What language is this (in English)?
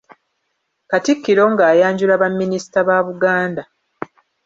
Ganda